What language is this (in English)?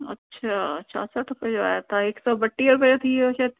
Sindhi